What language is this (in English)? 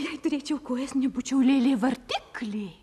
Lithuanian